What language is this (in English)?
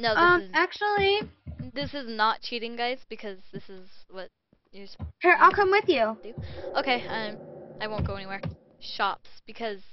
English